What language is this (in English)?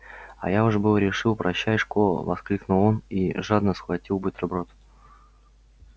Russian